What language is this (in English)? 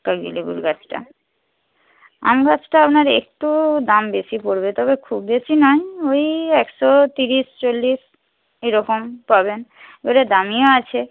Bangla